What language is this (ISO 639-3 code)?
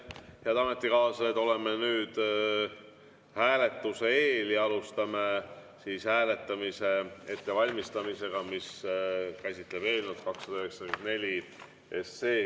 est